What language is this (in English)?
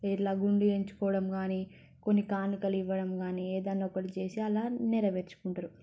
Telugu